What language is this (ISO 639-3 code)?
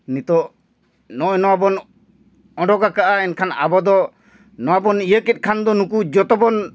sat